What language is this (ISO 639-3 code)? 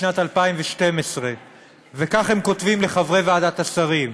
heb